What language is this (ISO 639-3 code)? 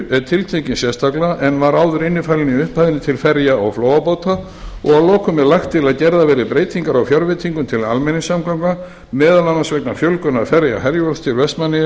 isl